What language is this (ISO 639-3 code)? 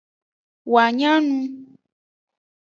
ajg